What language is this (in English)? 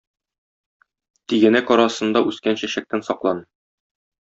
Tatar